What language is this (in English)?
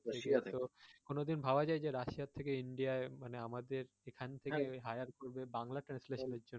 Bangla